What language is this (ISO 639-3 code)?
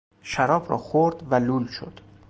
fas